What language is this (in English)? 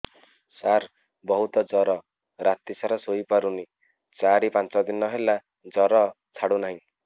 Odia